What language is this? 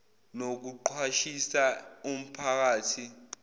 Zulu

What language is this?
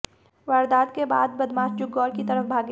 Hindi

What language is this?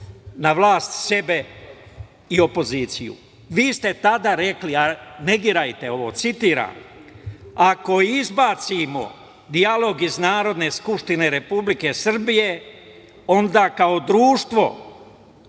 Serbian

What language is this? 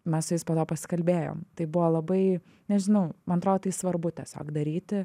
Lithuanian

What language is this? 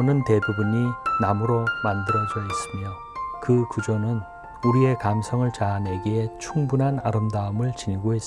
Korean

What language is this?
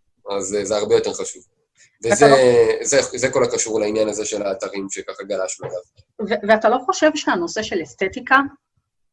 Hebrew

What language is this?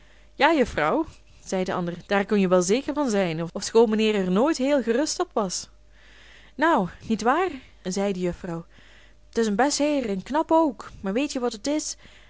Dutch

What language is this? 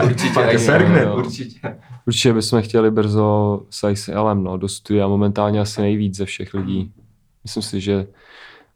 Czech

